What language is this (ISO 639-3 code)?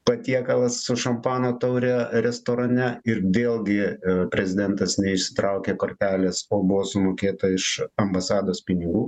lit